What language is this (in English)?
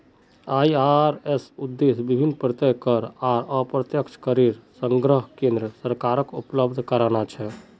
Magahi